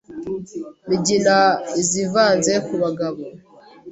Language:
Kinyarwanda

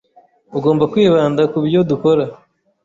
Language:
Kinyarwanda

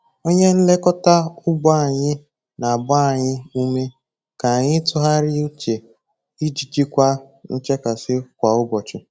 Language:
Igbo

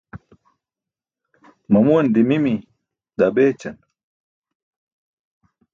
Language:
Burushaski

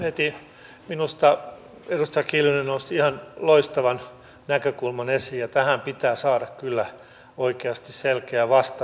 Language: Finnish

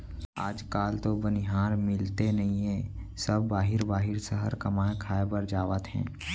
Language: Chhattisgarhi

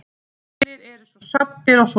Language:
Icelandic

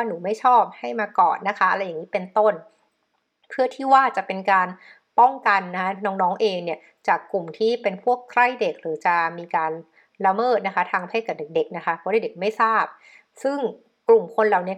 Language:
Thai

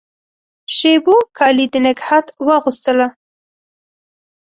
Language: Pashto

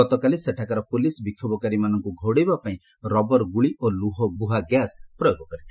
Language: Odia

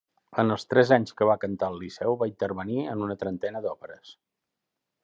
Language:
Catalan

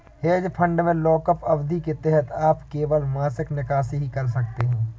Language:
Hindi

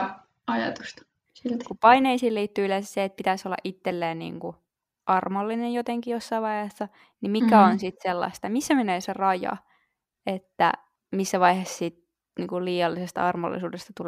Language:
Finnish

